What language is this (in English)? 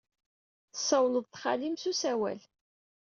Kabyle